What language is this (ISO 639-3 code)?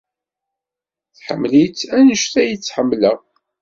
kab